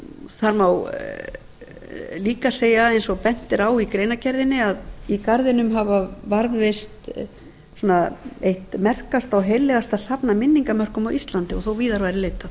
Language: Icelandic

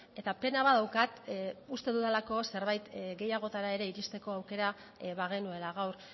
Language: Basque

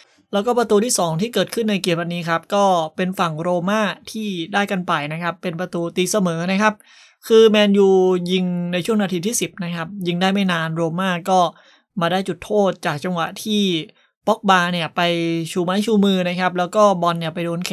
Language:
Thai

